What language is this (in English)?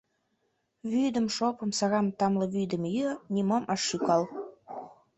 Mari